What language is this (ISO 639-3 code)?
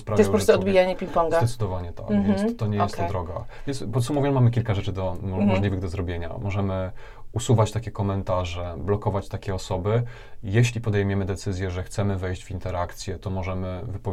pol